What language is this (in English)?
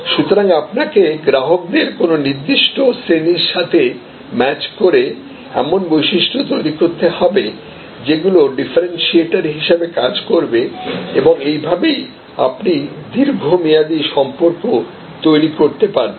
Bangla